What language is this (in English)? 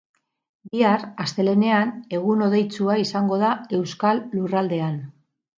Basque